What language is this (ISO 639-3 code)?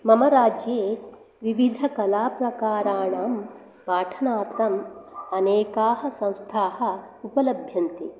san